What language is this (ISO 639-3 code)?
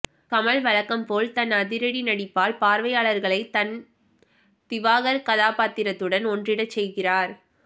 tam